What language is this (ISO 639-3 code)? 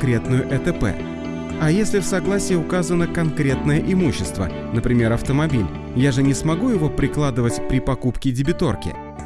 rus